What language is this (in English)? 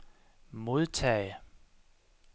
Danish